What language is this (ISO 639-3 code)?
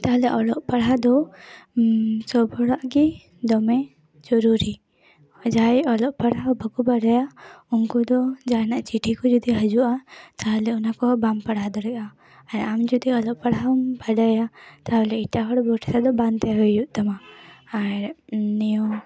sat